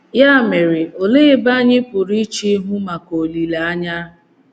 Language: Igbo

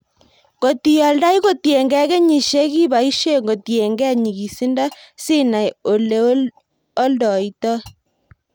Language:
Kalenjin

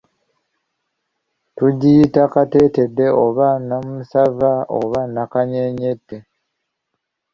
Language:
Ganda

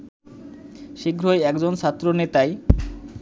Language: Bangla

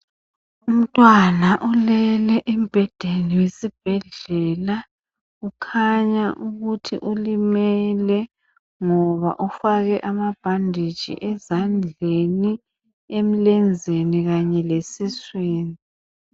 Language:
North Ndebele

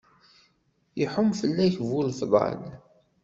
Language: Kabyle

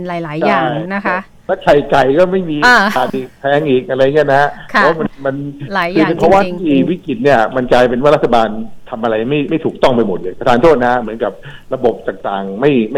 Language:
Thai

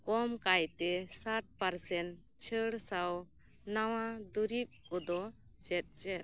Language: Santali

